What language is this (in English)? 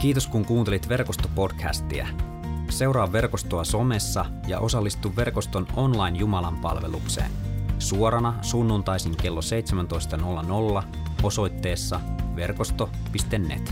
Finnish